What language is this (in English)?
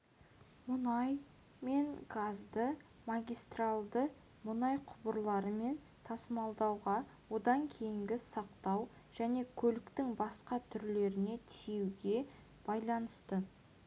Kazakh